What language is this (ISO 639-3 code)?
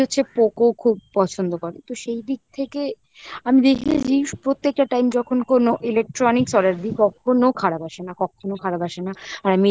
ben